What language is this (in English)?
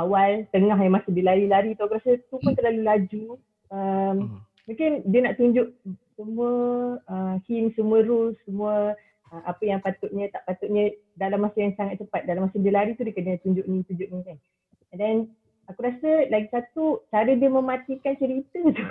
Malay